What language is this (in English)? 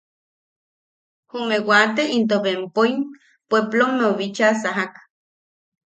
Yaqui